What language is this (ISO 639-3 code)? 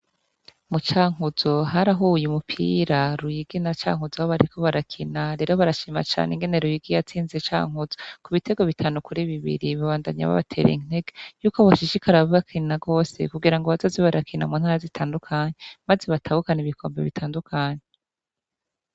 run